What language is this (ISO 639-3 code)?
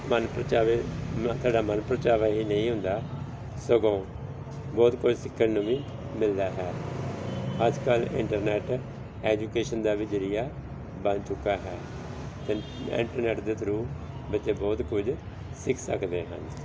pan